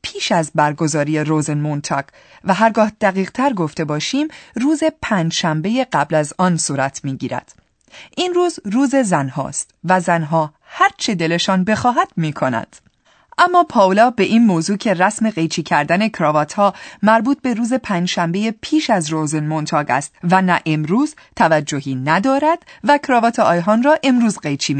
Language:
Persian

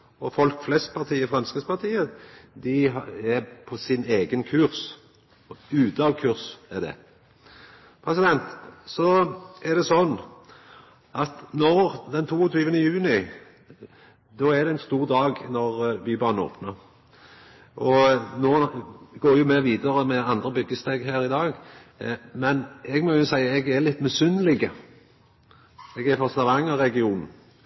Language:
Norwegian Nynorsk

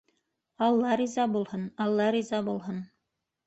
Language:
Bashkir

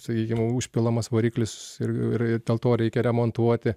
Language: Lithuanian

